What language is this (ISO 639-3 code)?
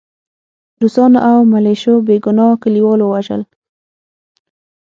pus